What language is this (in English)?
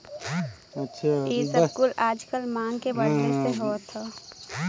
Bhojpuri